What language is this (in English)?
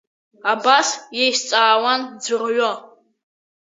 Abkhazian